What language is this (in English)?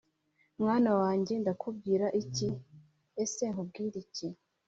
Kinyarwanda